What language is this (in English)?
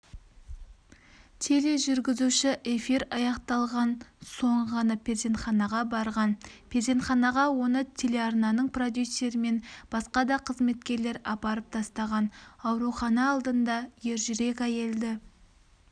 Kazakh